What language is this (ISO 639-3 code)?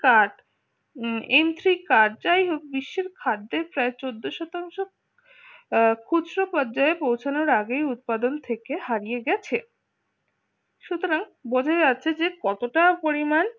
ben